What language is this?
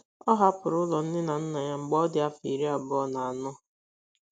Igbo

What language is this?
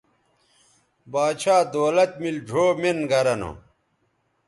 Bateri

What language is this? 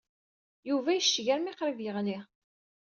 Kabyle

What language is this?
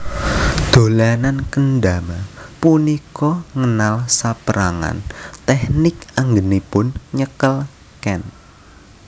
Javanese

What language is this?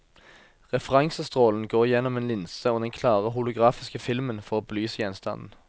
Norwegian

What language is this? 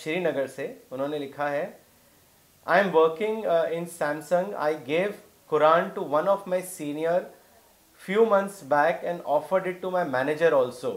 Urdu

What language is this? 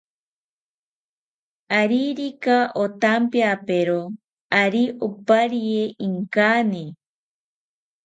South Ucayali Ashéninka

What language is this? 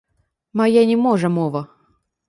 Belarusian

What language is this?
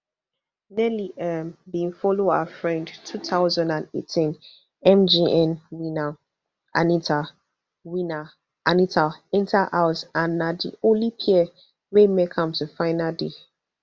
Nigerian Pidgin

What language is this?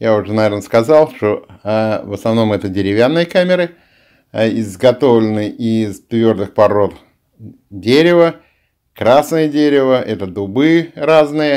Russian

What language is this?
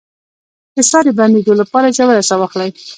Pashto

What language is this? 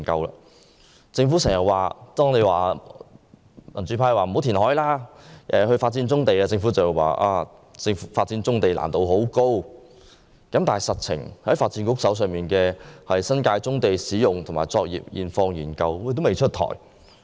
Cantonese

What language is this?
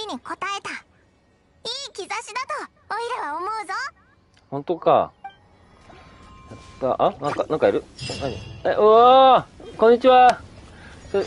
Japanese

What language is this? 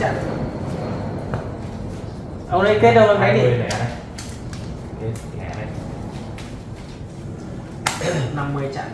Vietnamese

